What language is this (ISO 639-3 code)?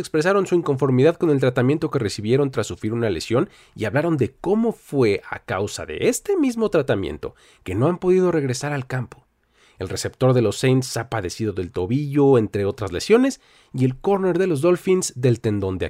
spa